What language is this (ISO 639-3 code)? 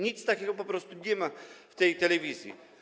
pol